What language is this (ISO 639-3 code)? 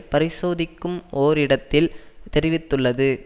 tam